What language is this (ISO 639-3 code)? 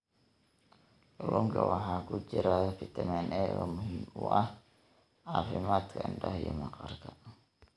som